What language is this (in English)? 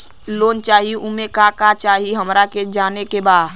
Bhojpuri